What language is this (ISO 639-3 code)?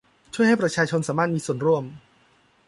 tha